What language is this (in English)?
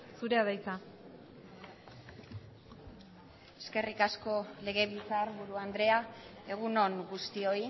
Basque